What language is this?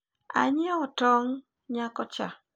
Luo (Kenya and Tanzania)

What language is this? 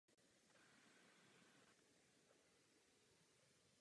Czech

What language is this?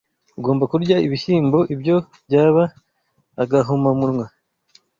Kinyarwanda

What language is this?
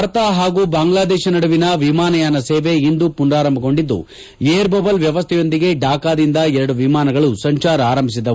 Kannada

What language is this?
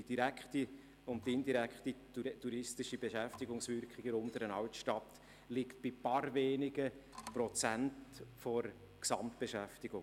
Swiss German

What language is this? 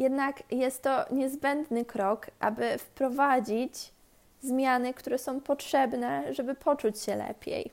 Polish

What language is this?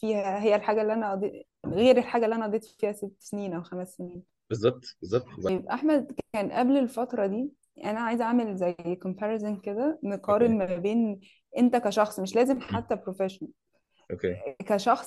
Arabic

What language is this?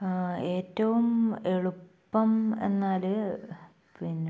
Malayalam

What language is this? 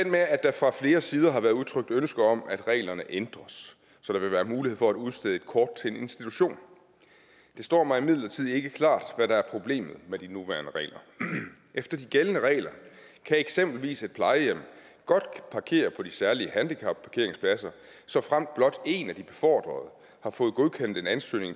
Danish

